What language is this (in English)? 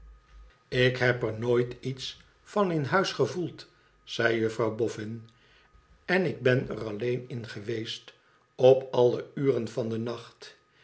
Dutch